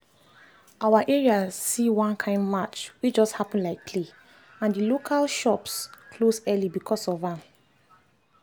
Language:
Nigerian Pidgin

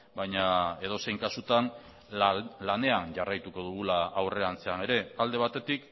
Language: Basque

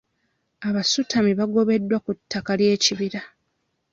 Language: Ganda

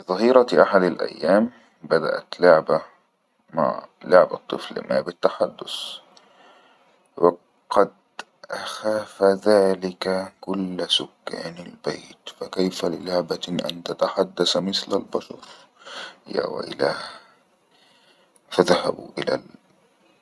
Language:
Egyptian Arabic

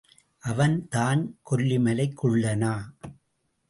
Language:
Tamil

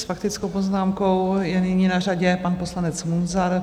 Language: Czech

